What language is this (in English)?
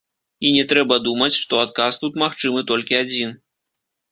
Belarusian